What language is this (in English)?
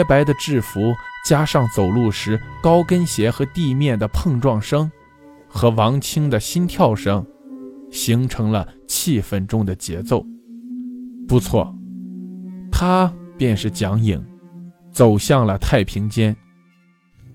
Chinese